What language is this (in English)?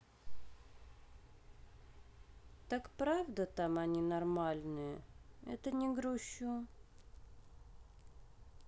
Russian